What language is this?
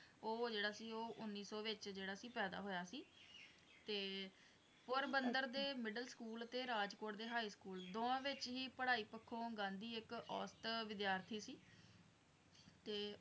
Punjabi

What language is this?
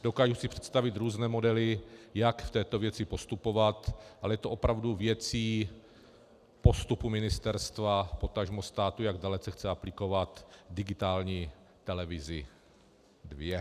Czech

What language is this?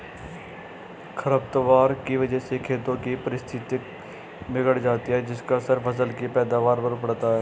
Hindi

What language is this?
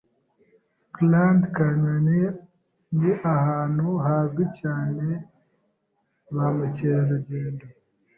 Kinyarwanda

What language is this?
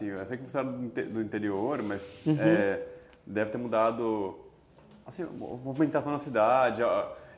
Portuguese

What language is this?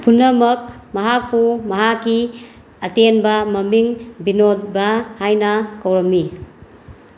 Manipuri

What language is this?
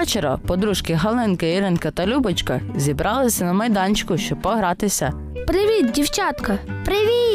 Ukrainian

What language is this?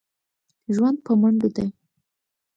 Pashto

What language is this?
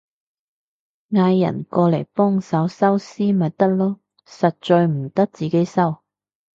Cantonese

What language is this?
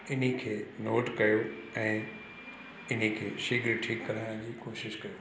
Sindhi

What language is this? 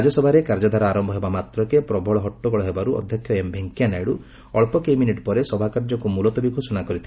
Odia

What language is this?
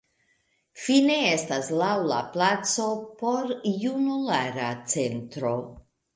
Esperanto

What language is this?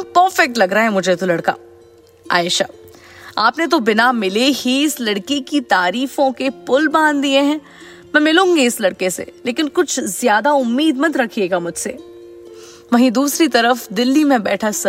Hindi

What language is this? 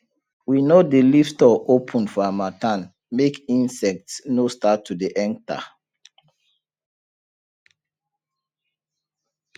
Nigerian Pidgin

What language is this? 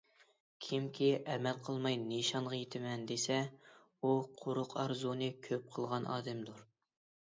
Uyghur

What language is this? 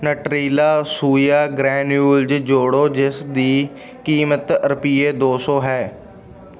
Punjabi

